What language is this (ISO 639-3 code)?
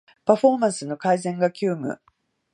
jpn